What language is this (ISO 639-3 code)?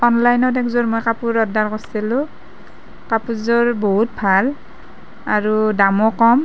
asm